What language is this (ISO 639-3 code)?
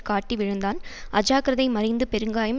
tam